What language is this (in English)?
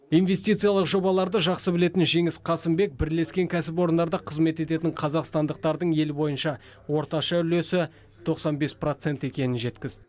Kazakh